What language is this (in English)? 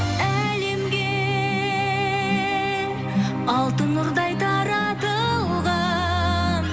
Kazakh